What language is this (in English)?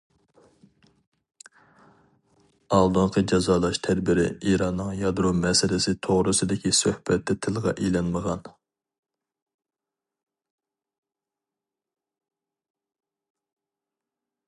Uyghur